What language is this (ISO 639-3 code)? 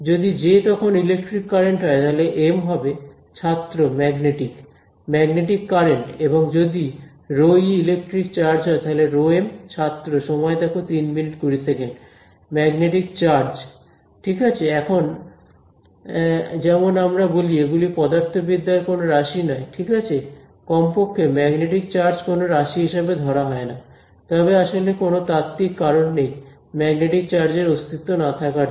ben